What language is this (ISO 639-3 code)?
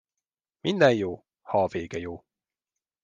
hun